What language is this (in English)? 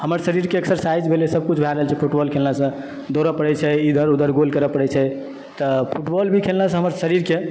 Maithili